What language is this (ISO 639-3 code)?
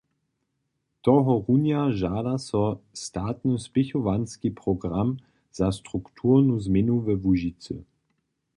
hsb